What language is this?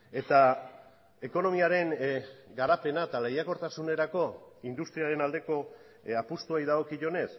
Basque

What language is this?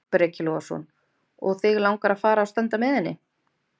Icelandic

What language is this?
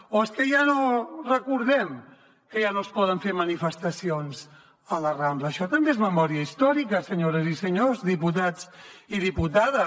Catalan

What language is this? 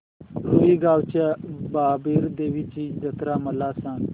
Marathi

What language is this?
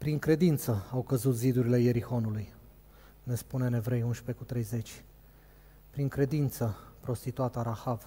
Romanian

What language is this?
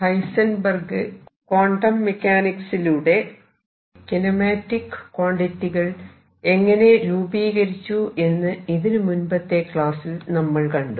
Malayalam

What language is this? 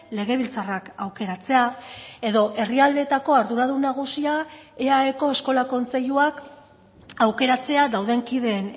Basque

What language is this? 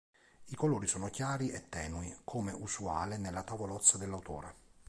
Italian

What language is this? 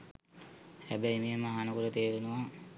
Sinhala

